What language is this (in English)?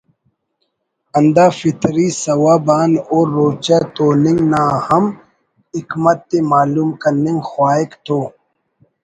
Brahui